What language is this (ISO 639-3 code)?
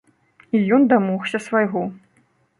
bel